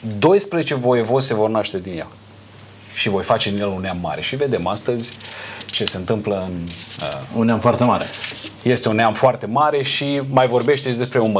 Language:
Romanian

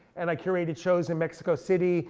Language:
English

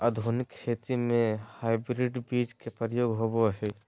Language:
Magahi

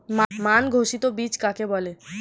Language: Bangla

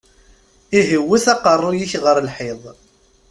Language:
Kabyle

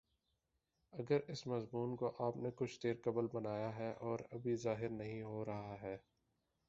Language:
Urdu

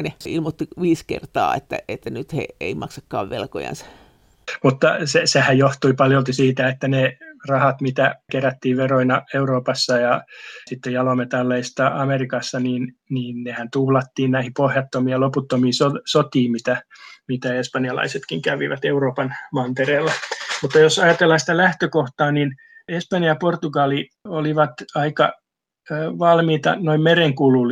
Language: Finnish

